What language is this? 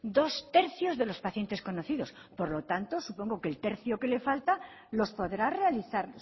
Spanish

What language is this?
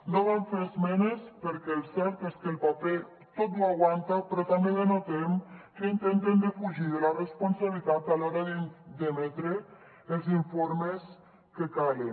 Catalan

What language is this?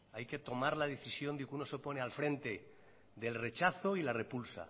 Spanish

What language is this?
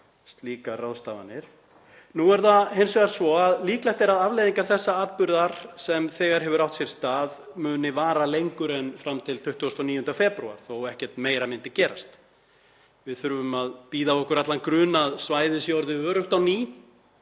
Icelandic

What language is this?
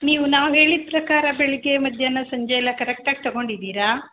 Kannada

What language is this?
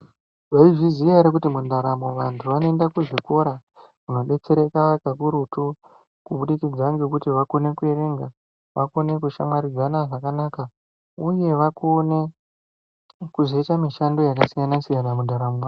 Ndau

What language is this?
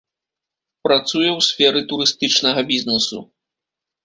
Belarusian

